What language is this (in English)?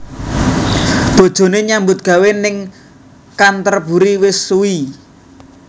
Javanese